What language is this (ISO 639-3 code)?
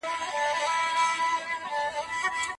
pus